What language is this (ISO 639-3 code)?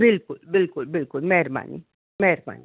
snd